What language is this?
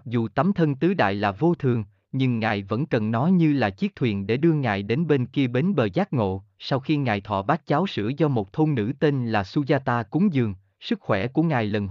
Vietnamese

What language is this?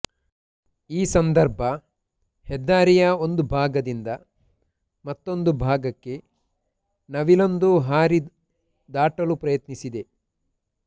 Kannada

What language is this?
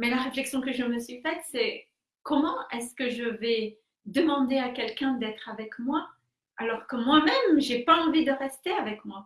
French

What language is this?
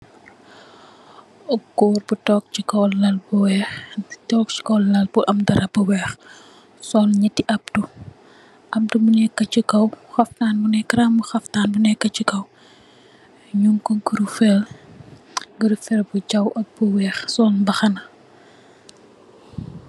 Wolof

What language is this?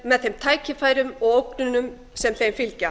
Icelandic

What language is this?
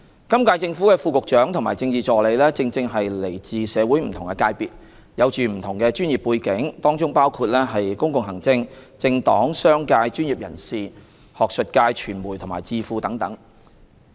Cantonese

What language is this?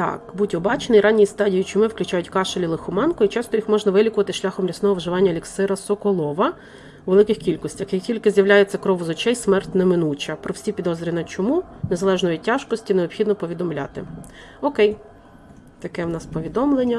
Ukrainian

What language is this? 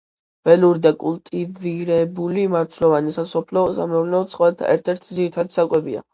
Georgian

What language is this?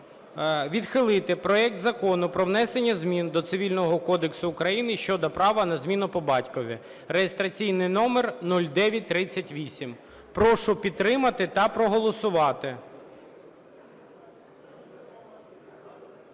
Ukrainian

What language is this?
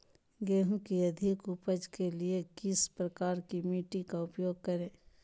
Magahi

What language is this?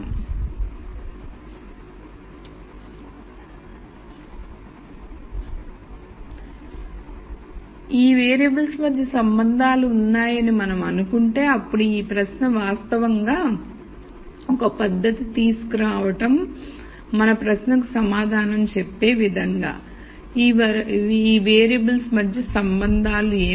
Telugu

